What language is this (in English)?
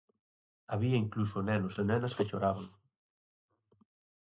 Galician